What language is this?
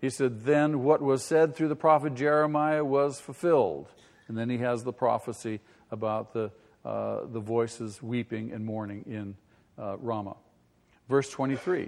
English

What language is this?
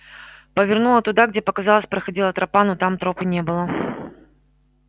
Russian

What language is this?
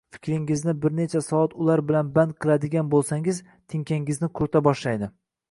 Uzbek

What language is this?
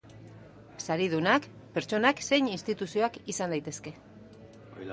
Basque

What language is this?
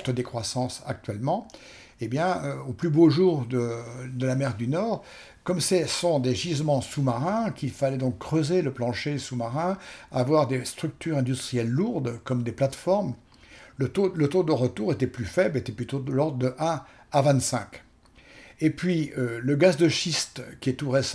French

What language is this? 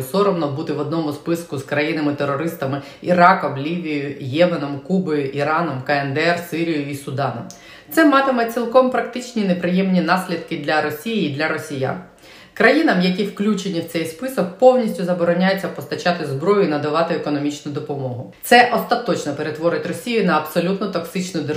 Ukrainian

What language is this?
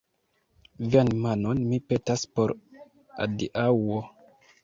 Esperanto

